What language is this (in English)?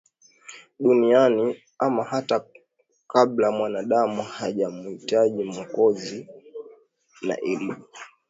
Swahili